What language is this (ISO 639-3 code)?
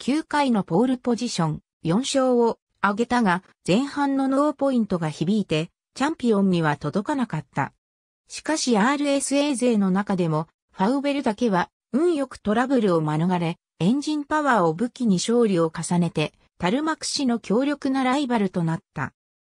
jpn